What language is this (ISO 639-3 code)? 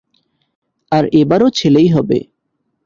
ben